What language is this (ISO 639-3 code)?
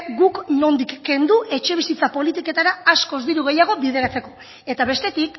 eus